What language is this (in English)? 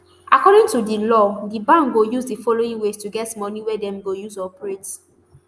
Nigerian Pidgin